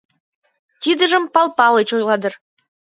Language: Mari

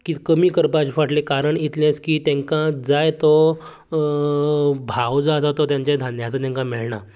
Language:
Konkani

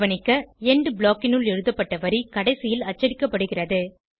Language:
Tamil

